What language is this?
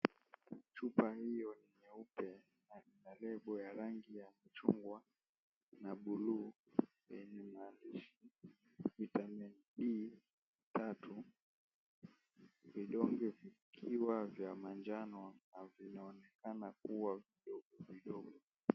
Swahili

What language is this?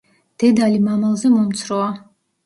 Georgian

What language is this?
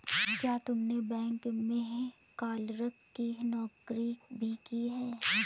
Hindi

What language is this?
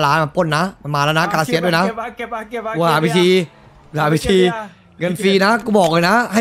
Thai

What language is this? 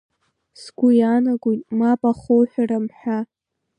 Abkhazian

